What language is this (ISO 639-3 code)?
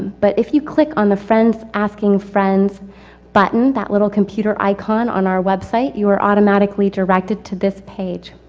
eng